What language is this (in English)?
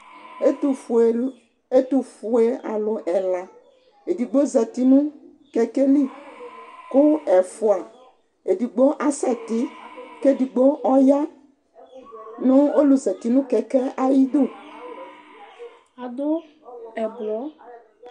Ikposo